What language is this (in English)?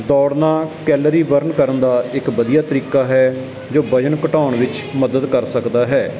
Punjabi